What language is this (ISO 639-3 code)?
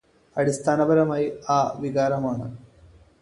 mal